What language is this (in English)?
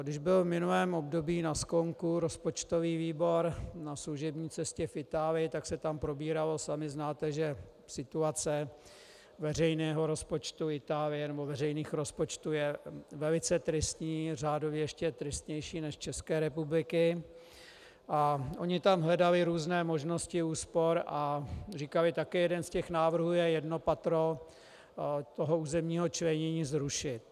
Czech